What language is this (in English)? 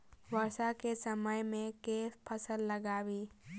Maithili